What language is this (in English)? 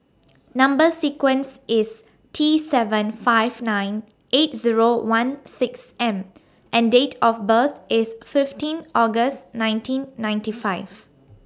English